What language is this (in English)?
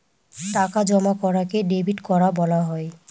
Bangla